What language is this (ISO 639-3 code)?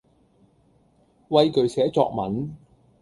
yue